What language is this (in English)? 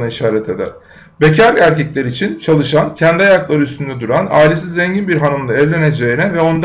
Turkish